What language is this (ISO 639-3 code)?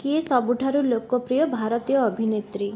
ori